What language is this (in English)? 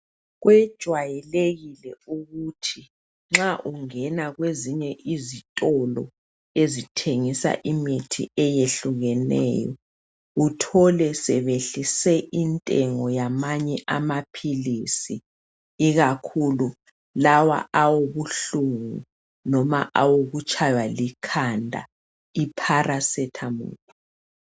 North Ndebele